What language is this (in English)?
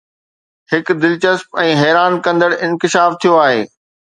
Sindhi